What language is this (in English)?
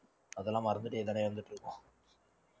Tamil